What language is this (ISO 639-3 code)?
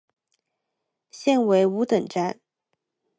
zho